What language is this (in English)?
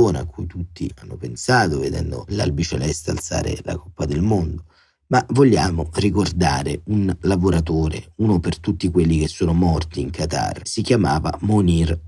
Italian